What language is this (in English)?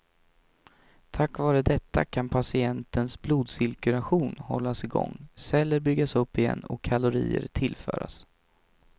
Swedish